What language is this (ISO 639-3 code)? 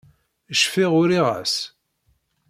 kab